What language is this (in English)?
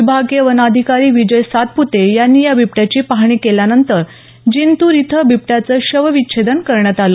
Marathi